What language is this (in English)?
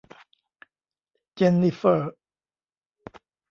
Thai